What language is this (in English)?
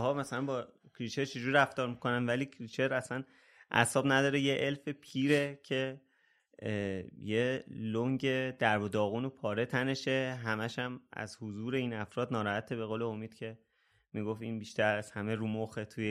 Persian